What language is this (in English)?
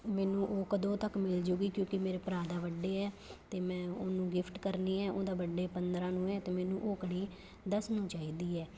Punjabi